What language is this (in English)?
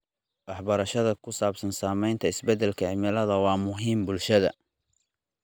Somali